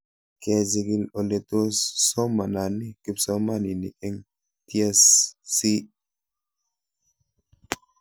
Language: Kalenjin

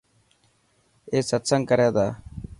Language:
Dhatki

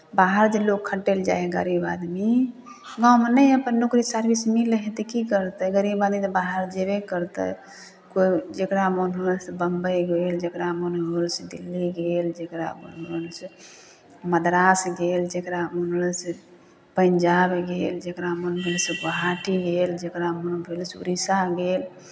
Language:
Maithili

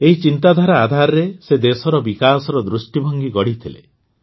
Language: Odia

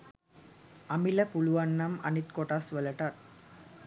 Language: Sinhala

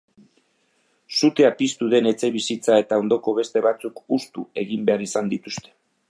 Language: Basque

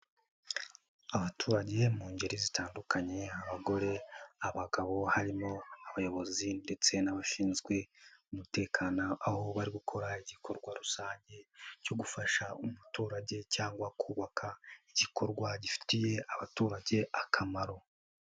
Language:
Kinyarwanda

